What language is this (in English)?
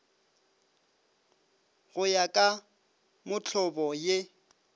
Northern Sotho